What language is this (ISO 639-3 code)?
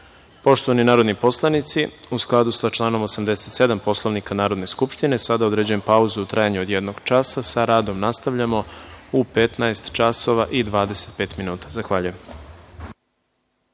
srp